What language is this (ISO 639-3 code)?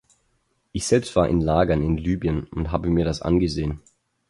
deu